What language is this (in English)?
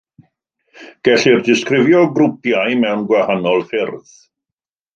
Welsh